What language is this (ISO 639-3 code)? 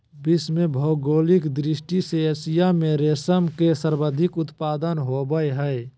mag